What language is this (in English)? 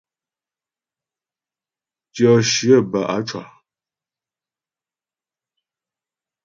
Ghomala